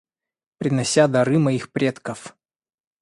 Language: Russian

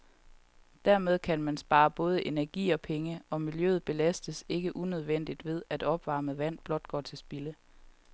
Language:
Danish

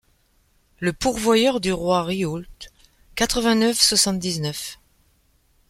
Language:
French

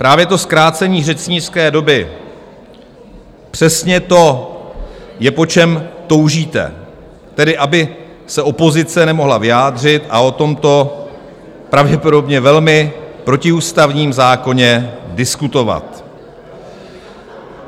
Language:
Czech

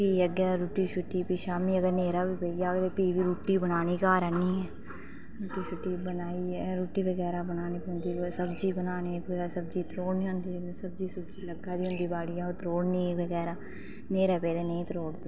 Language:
Dogri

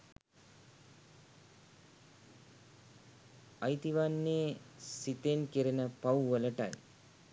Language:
Sinhala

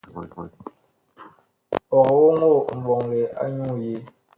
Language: Bakoko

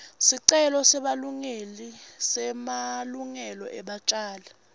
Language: Swati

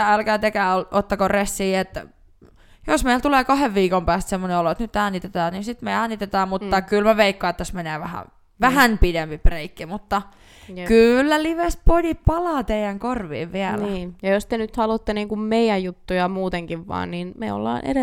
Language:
Finnish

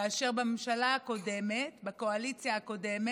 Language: Hebrew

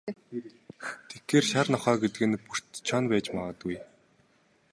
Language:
Mongolian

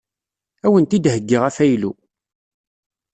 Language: Kabyle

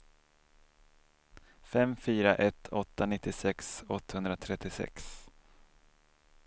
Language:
Swedish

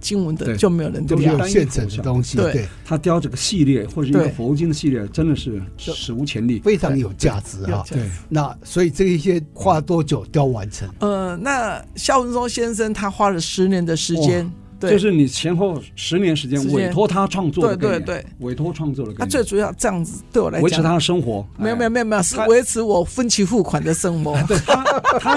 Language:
Chinese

